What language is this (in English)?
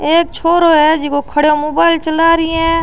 Rajasthani